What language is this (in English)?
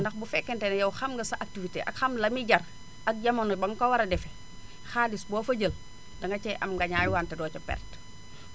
Wolof